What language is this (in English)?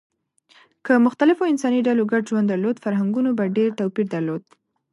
Pashto